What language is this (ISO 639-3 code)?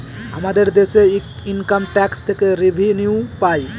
ben